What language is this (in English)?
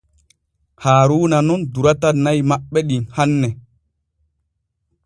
Borgu Fulfulde